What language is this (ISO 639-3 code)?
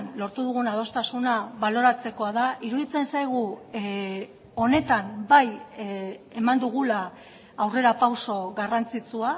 eus